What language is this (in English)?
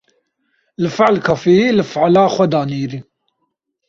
Kurdish